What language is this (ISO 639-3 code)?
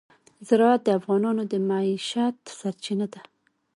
pus